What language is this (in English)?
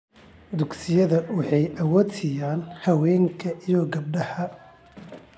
Somali